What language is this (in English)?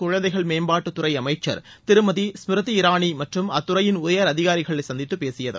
Tamil